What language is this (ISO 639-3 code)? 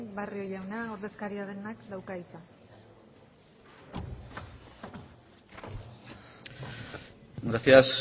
eus